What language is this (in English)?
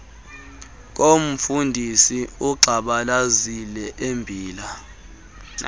Xhosa